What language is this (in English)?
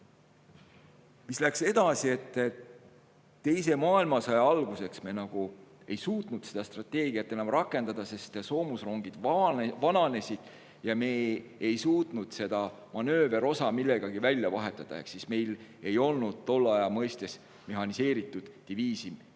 Estonian